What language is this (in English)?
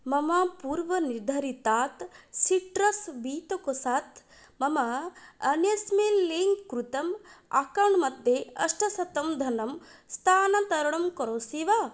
Sanskrit